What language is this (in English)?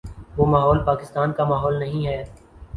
Urdu